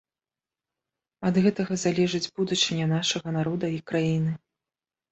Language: Belarusian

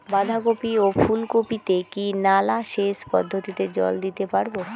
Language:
Bangla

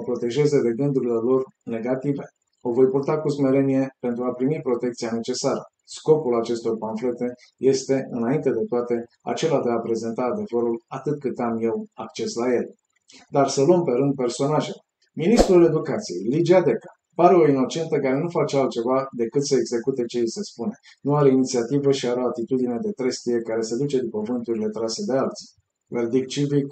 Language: Romanian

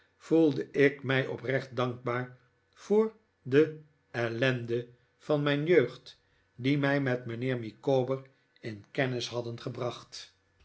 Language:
Dutch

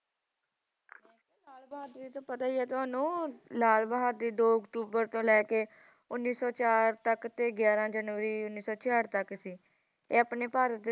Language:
Punjabi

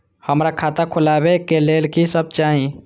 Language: Maithili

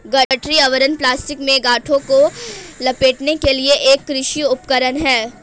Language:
Hindi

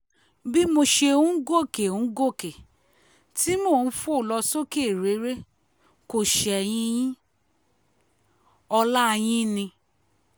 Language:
Yoruba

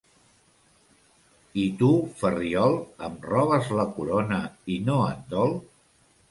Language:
Catalan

